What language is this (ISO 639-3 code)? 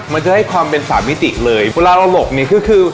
tha